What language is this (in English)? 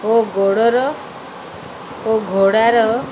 Odia